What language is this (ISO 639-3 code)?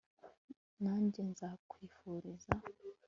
kin